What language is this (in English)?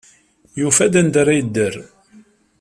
Kabyle